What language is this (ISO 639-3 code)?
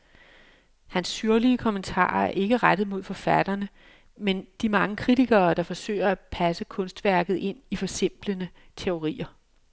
dan